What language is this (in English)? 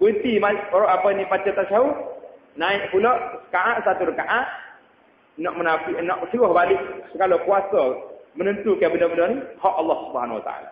Malay